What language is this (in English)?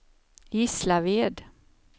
Swedish